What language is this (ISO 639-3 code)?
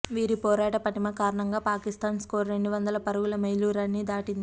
tel